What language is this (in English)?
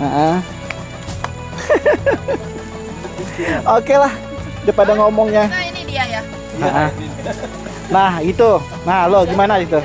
Indonesian